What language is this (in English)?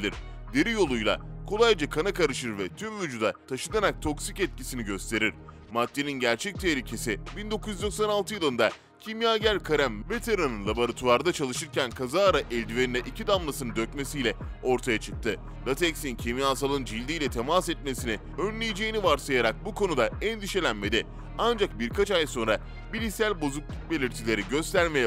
Turkish